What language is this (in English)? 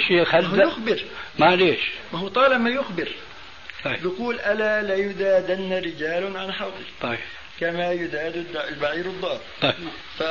Arabic